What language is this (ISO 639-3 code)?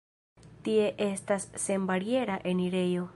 epo